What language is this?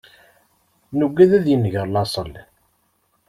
Kabyle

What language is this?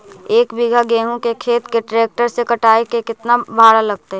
Magahi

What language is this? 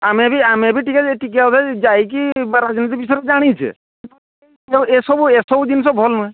Odia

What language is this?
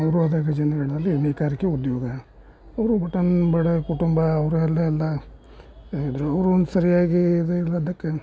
Kannada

